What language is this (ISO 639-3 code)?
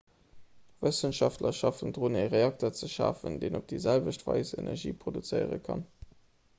ltz